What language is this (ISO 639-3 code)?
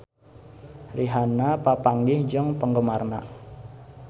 sun